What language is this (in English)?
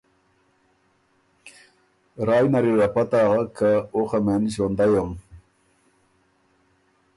Ormuri